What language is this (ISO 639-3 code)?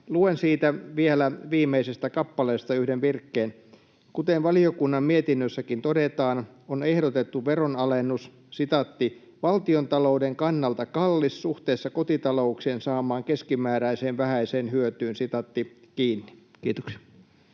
fin